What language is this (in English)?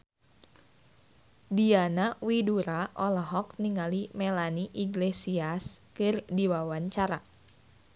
Sundanese